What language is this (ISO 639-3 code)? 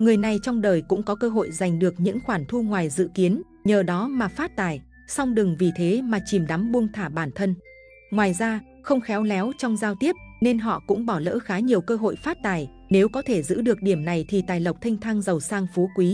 vie